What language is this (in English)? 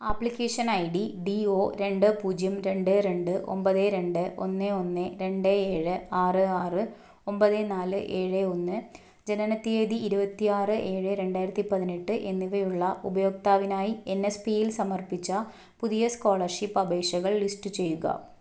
Malayalam